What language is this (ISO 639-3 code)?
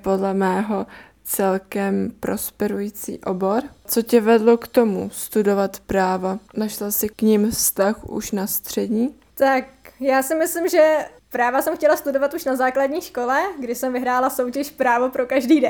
ces